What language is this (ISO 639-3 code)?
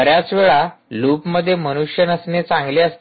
mar